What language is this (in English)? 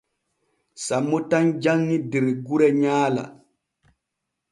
Borgu Fulfulde